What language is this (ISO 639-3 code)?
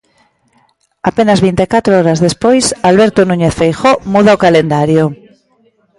glg